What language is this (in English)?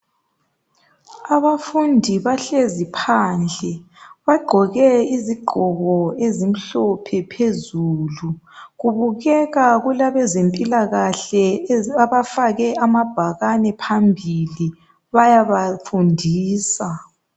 North Ndebele